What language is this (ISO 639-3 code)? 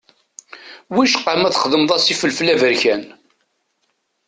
kab